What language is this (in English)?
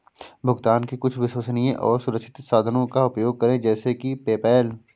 Hindi